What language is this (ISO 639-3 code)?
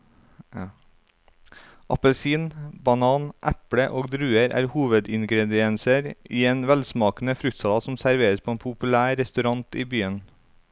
nor